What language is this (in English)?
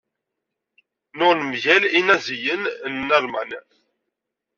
Kabyle